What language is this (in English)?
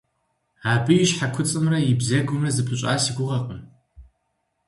Kabardian